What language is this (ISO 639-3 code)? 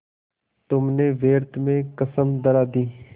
hin